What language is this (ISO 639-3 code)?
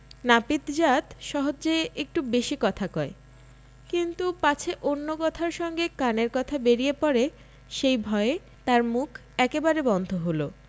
ben